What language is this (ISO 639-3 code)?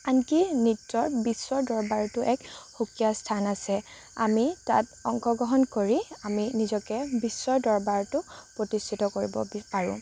asm